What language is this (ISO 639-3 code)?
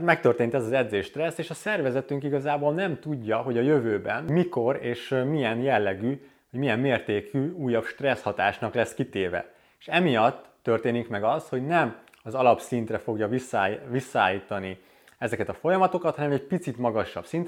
hun